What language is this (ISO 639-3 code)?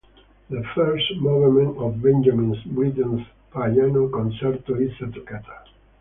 eng